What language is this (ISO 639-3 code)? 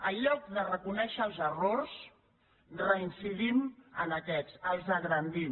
cat